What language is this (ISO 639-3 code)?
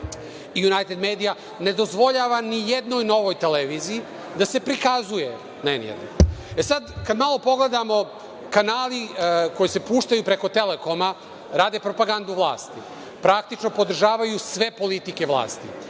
srp